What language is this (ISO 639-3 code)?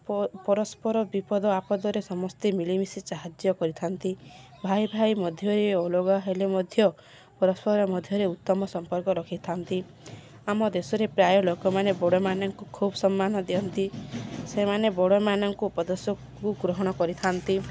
ori